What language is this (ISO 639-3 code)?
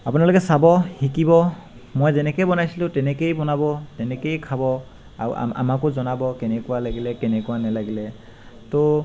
asm